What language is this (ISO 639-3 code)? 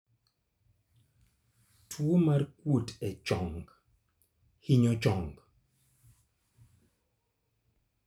luo